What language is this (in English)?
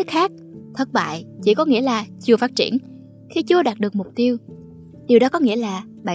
Vietnamese